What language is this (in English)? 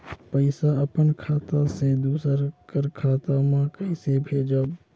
Chhattisgarhi